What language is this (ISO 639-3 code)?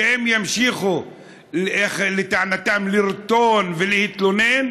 heb